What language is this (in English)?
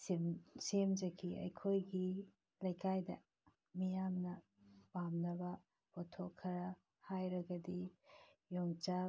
Manipuri